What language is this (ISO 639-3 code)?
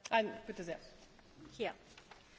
hun